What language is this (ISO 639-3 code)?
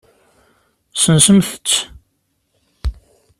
kab